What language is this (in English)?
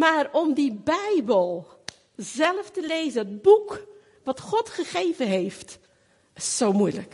Dutch